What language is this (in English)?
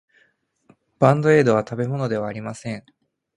Japanese